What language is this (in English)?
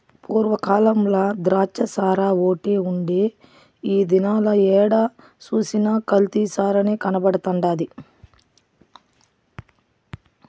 Telugu